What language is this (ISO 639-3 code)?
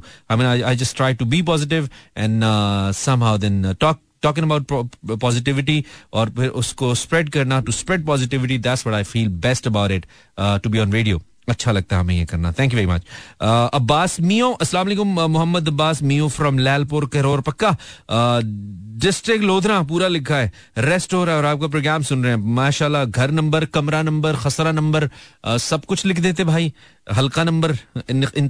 hin